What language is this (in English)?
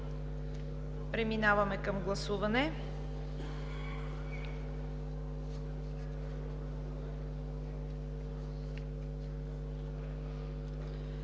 Bulgarian